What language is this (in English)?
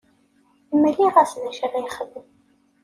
Kabyle